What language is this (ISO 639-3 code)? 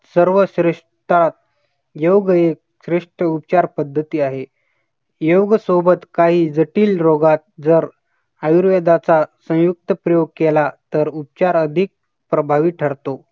mar